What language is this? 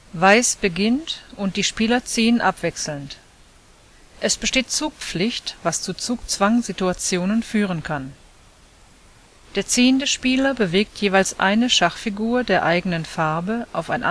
German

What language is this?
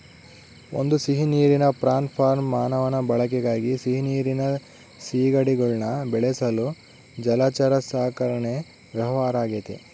Kannada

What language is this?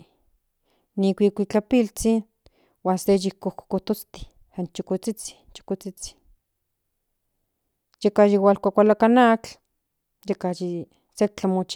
Central Nahuatl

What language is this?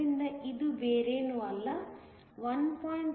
Kannada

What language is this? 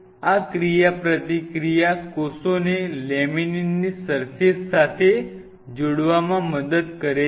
Gujarati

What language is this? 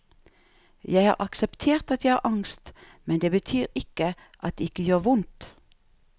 Norwegian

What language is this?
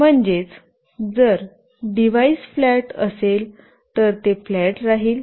Marathi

